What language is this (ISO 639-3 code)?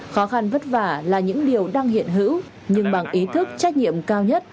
vie